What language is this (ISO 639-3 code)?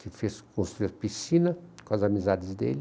por